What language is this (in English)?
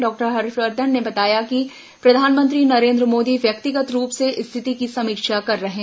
Hindi